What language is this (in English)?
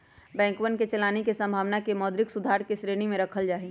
Magahi